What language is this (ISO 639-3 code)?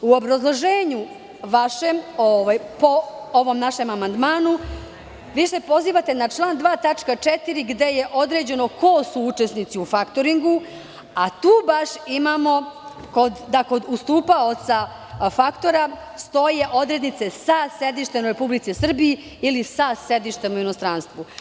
srp